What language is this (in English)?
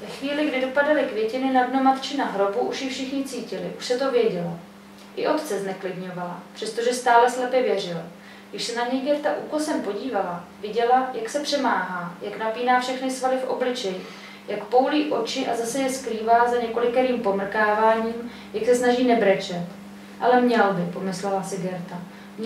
Czech